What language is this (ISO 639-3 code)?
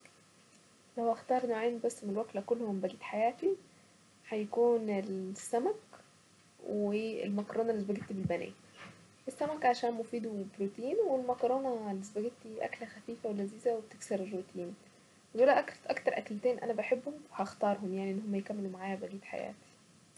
aec